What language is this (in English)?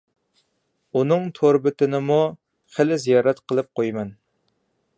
Uyghur